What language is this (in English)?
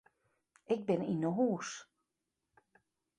Western Frisian